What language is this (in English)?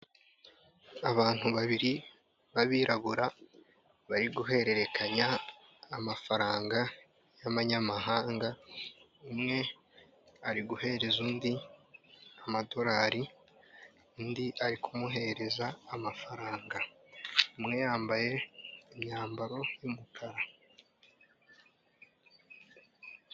Kinyarwanda